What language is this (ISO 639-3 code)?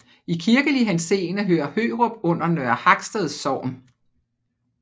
dan